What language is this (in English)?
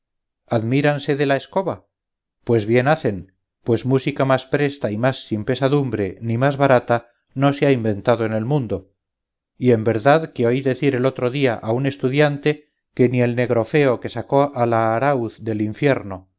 Spanish